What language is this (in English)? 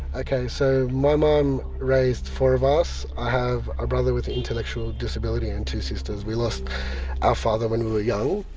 English